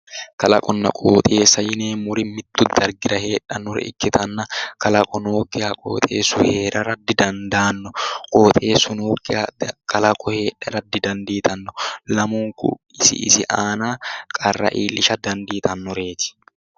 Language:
Sidamo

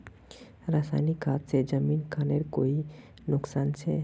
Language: Magahi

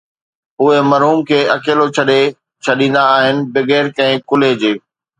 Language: Sindhi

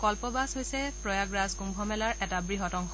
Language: Assamese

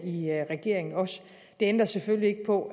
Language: Danish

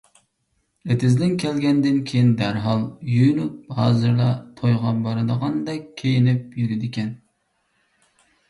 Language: Uyghur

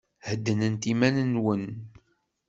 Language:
Kabyle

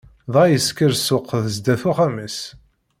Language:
Kabyle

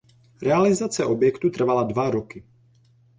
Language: Czech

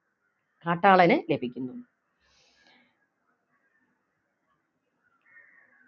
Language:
Malayalam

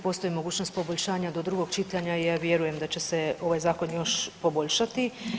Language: Croatian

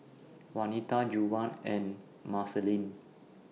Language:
English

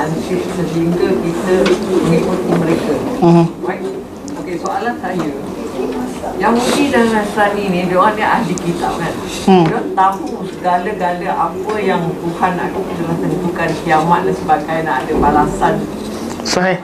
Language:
Malay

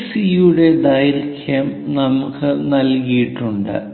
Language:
Malayalam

